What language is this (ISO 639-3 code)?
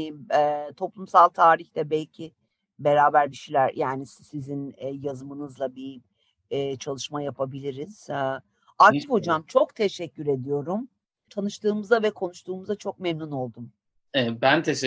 tur